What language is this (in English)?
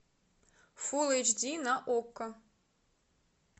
Russian